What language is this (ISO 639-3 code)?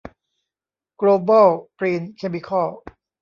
tha